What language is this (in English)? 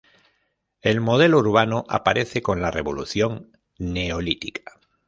Spanish